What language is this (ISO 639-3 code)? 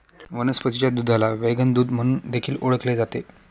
mar